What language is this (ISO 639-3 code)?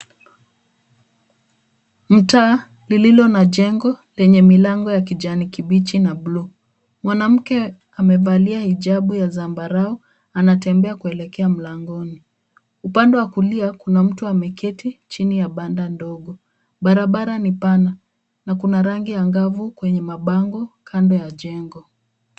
swa